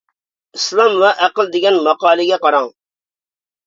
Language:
Uyghur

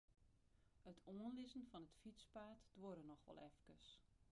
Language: Western Frisian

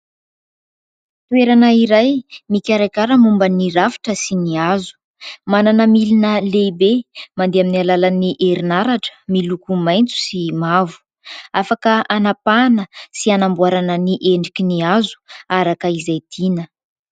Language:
Malagasy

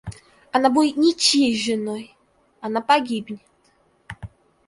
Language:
Russian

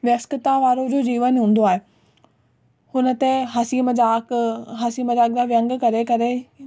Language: Sindhi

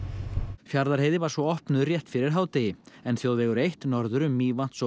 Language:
Icelandic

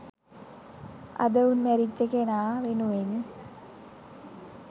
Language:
Sinhala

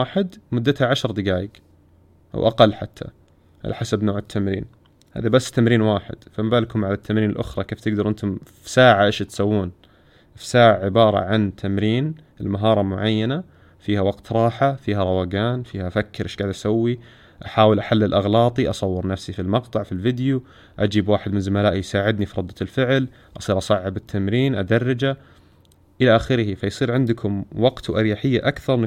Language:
Arabic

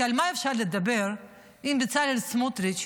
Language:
Hebrew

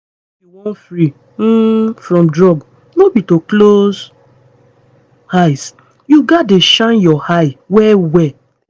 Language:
Nigerian Pidgin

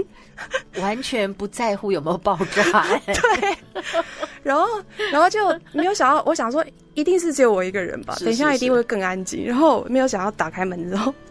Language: Chinese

